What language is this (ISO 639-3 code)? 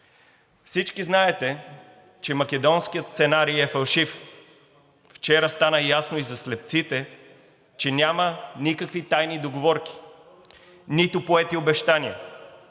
bul